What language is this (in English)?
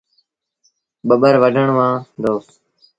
Sindhi Bhil